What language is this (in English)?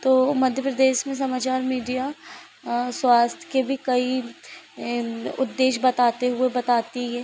Hindi